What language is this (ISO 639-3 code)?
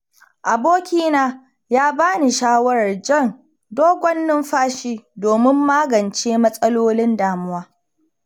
hau